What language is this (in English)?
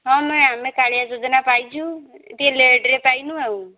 Odia